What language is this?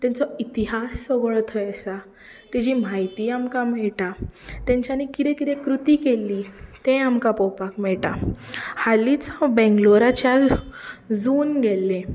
Konkani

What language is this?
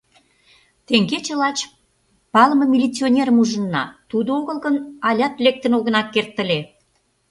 Mari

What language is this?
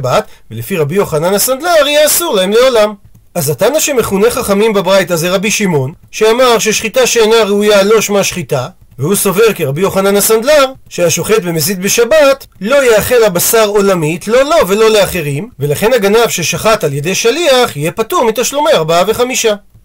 Hebrew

